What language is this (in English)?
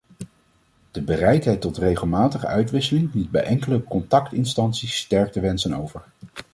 Dutch